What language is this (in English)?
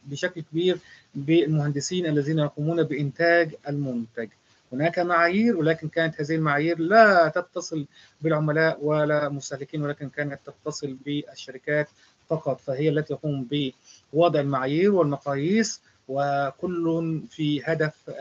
Arabic